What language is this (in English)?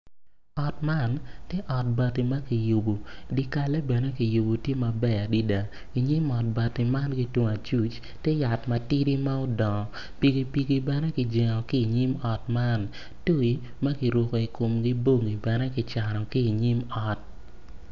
Acoli